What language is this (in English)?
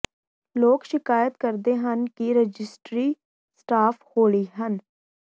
Punjabi